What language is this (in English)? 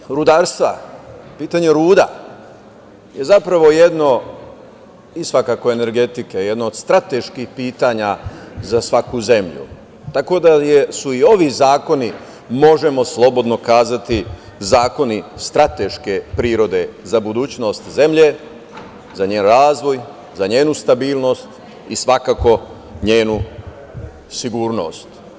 Serbian